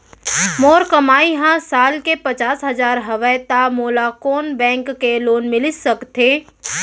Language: Chhattisgarhi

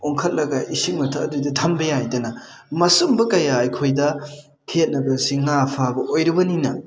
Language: Manipuri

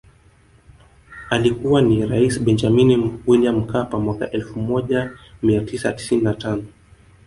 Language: Swahili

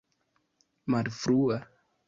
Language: Esperanto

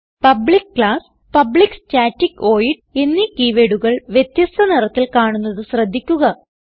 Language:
Malayalam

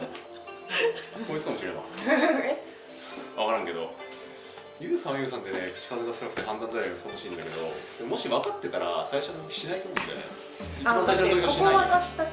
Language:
Japanese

